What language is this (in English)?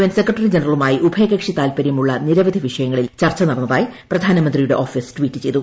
Malayalam